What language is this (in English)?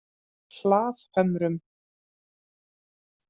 Icelandic